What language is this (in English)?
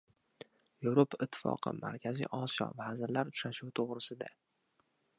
Uzbek